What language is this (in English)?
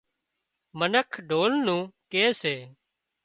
Wadiyara Koli